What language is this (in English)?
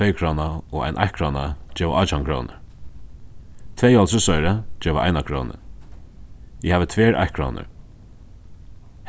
Faroese